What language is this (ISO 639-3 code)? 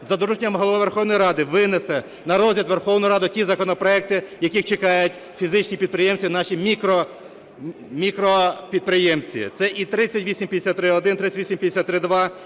ukr